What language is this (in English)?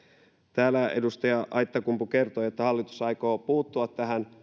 Finnish